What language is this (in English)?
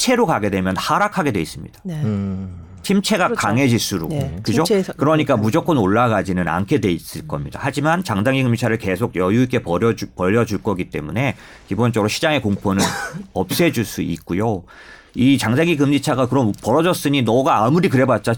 Korean